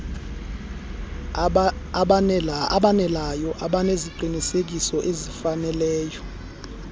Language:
Xhosa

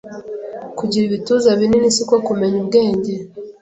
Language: Kinyarwanda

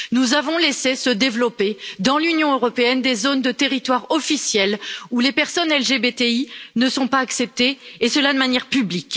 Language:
French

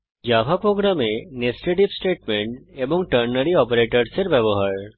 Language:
Bangla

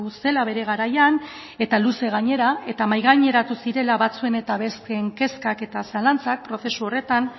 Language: Basque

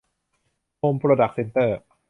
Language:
Thai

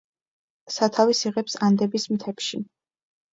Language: Georgian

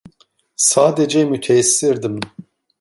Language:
Turkish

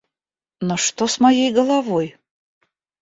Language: Russian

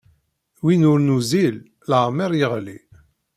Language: Kabyle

